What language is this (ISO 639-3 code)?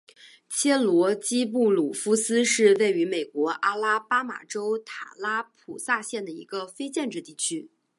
zho